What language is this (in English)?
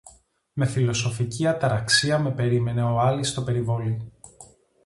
Greek